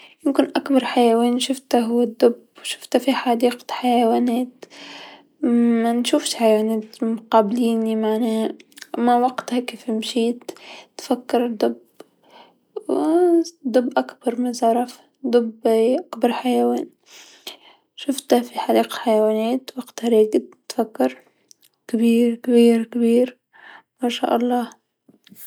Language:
Tunisian Arabic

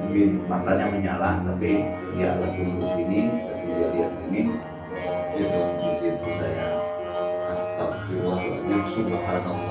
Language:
Indonesian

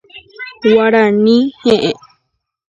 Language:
Guarani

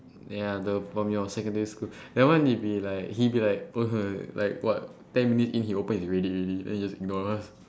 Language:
English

